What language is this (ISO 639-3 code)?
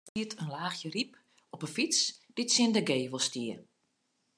fry